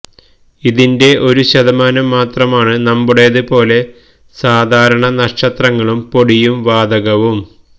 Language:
Malayalam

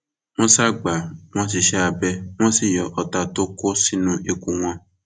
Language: Yoruba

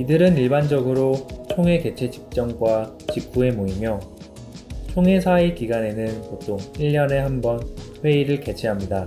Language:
Korean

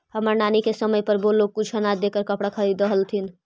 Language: Magahi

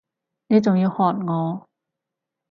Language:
Cantonese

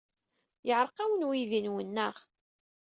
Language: Kabyle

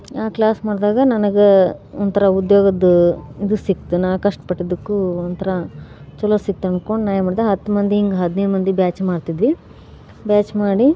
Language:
Kannada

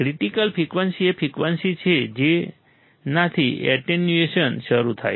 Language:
Gujarati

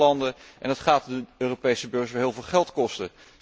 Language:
Dutch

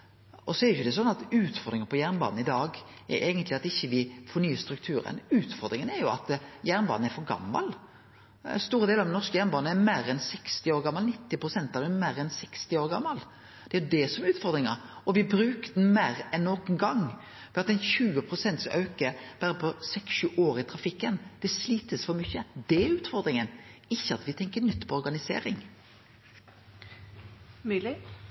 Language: Norwegian Nynorsk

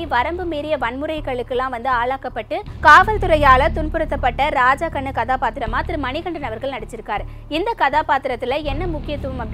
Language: Tamil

